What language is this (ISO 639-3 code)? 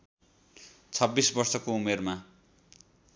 nep